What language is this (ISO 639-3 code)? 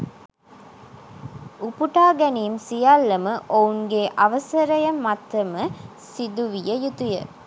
sin